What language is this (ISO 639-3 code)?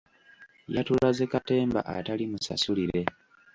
lug